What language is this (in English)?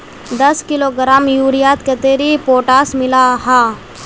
Magahi